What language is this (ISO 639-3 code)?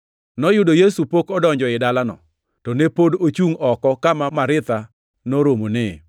luo